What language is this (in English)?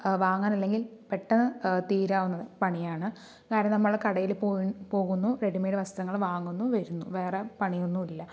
Malayalam